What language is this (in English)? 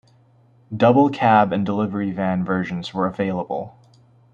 English